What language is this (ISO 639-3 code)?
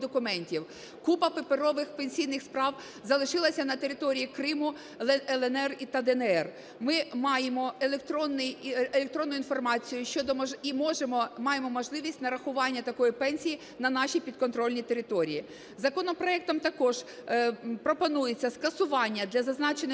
ukr